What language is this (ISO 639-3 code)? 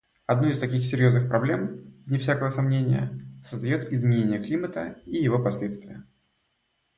rus